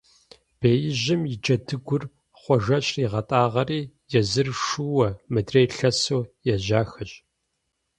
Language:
Kabardian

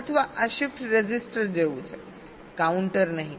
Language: Gujarati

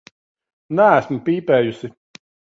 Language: Latvian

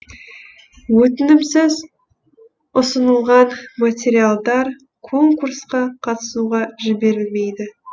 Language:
Kazakh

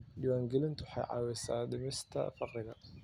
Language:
Somali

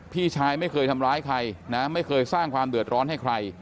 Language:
Thai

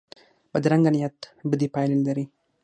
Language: Pashto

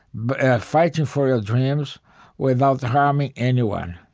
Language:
English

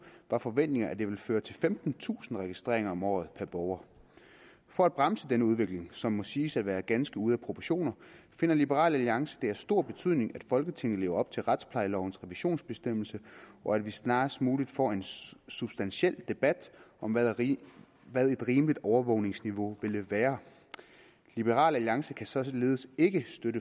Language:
Danish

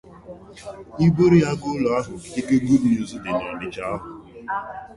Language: Igbo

